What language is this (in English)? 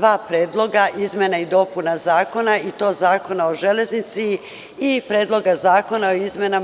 Serbian